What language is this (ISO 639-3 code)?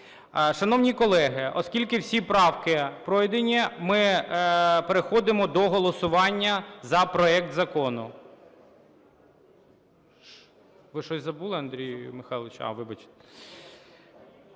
ukr